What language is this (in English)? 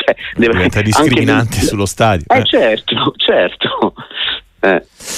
Italian